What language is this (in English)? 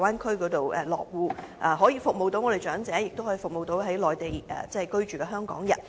Cantonese